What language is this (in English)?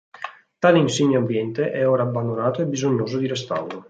Italian